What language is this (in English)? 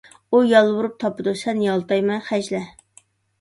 Uyghur